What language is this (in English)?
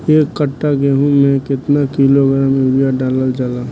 Bhojpuri